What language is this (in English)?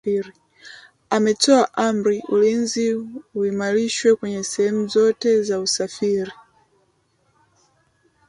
Swahili